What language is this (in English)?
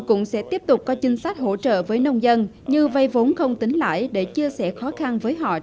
Vietnamese